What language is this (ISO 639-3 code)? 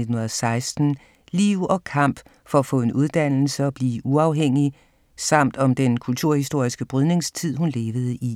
dan